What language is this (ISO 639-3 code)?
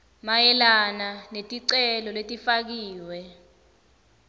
ssw